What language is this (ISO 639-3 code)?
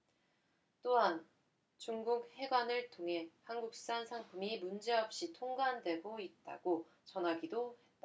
kor